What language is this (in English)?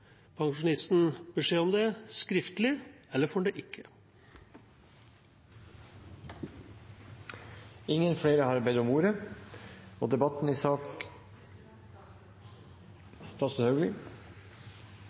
Norwegian Bokmål